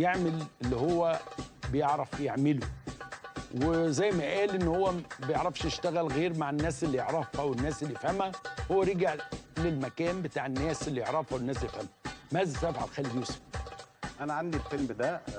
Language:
Arabic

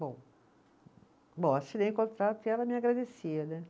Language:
Portuguese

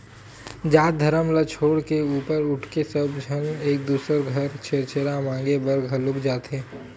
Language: Chhattisgarhi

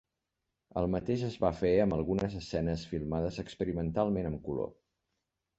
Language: Catalan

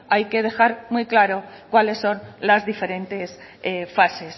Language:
Spanish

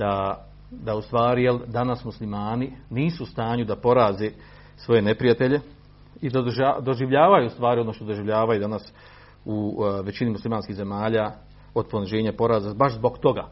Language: Croatian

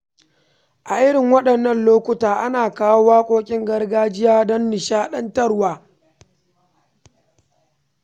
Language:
Hausa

